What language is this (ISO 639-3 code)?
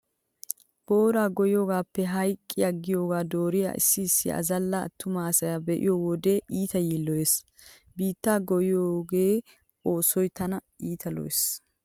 wal